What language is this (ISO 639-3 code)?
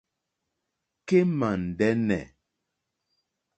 bri